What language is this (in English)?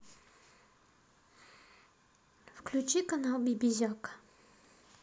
Russian